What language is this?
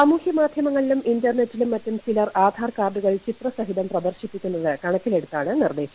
Malayalam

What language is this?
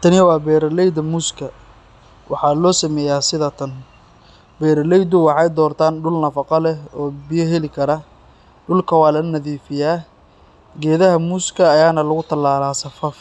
Somali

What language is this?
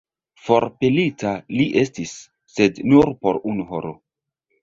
Esperanto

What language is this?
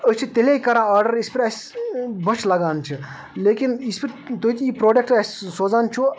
Kashmiri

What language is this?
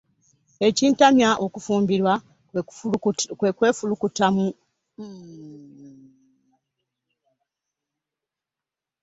Ganda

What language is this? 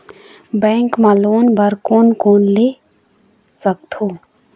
Chhattisgarhi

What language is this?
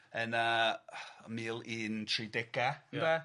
Welsh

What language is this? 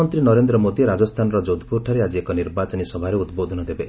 Odia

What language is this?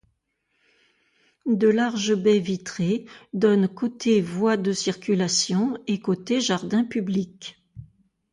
French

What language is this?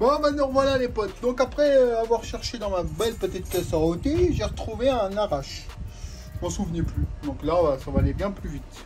French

